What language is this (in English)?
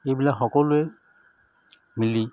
Assamese